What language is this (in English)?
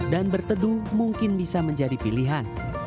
Indonesian